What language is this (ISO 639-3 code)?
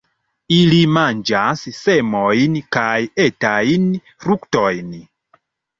epo